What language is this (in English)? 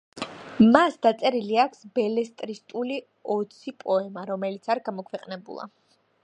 Georgian